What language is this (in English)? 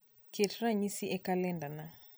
Luo (Kenya and Tanzania)